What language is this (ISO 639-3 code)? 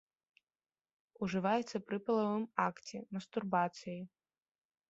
bel